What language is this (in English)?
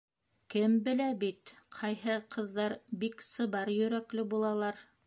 Bashkir